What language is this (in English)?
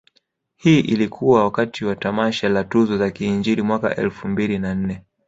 Swahili